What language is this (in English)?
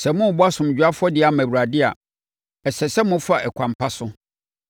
Akan